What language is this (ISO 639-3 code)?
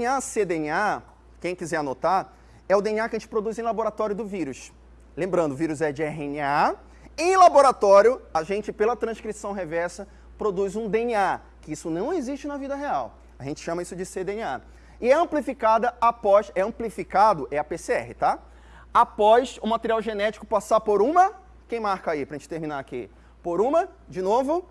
por